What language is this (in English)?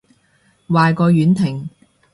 Cantonese